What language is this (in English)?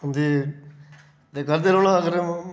Dogri